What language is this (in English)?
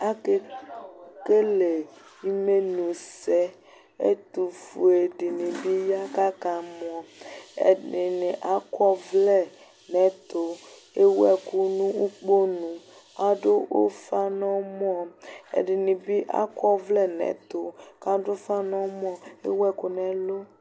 Ikposo